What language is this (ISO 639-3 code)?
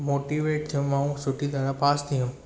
snd